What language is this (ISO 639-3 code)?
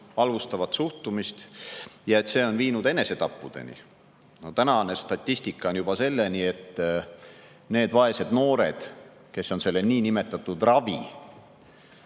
est